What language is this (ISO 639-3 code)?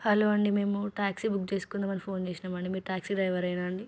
tel